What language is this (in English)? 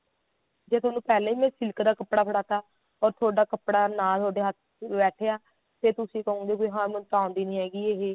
Punjabi